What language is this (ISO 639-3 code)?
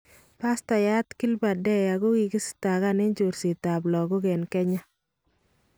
kln